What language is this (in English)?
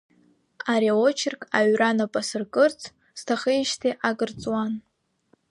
Abkhazian